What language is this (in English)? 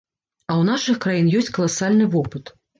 Belarusian